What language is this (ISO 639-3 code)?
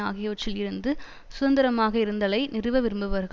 tam